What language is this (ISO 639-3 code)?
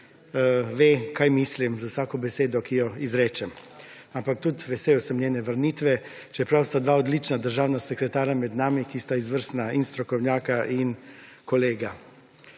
slv